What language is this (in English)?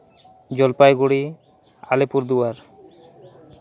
Santali